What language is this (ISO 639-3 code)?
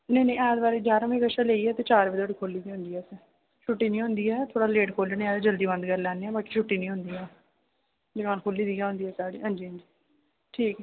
doi